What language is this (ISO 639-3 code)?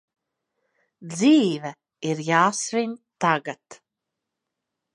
lav